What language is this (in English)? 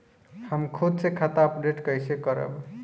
Bhojpuri